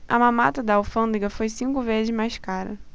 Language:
Portuguese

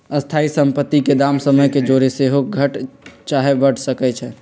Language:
Magahi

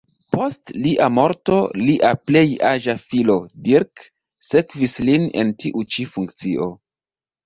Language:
Esperanto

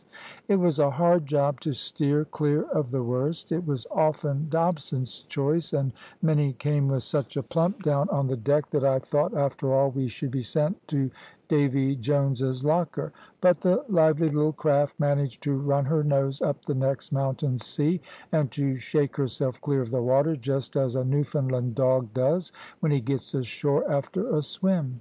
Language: English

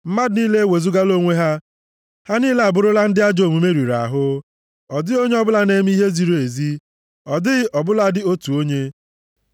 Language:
Igbo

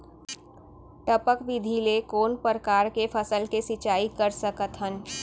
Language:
Chhattisgarhi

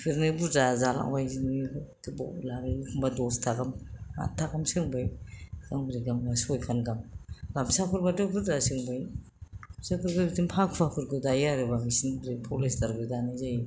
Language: Bodo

